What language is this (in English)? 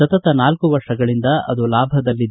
Kannada